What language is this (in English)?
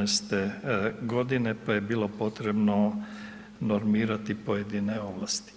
Croatian